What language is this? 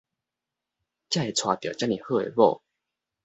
Min Nan Chinese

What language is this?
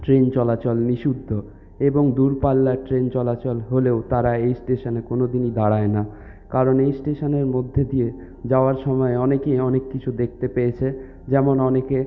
Bangla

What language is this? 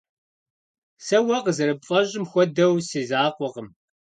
Kabardian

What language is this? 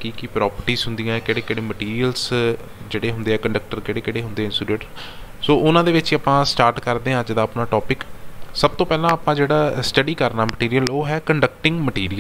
Hindi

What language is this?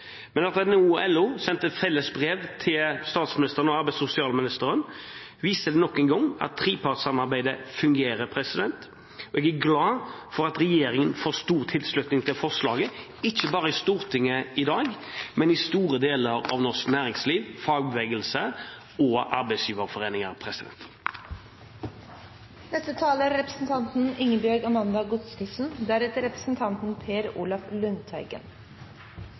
Norwegian Bokmål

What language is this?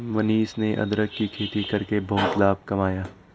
Hindi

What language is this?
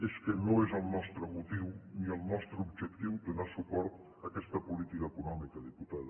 Catalan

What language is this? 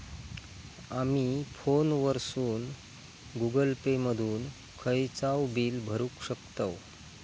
Marathi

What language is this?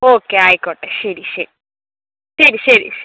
Malayalam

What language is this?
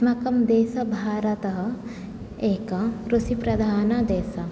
Sanskrit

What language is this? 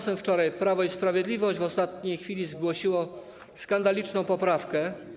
Polish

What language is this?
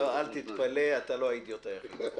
Hebrew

